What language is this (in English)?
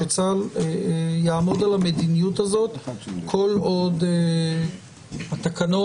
Hebrew